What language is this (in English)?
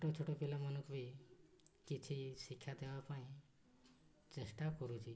Odia